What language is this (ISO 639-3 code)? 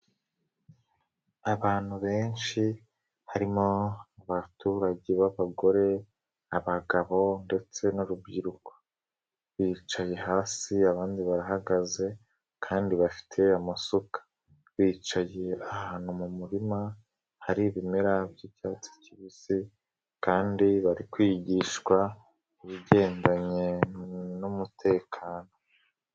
kin